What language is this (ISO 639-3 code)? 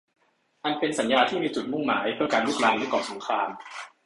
tha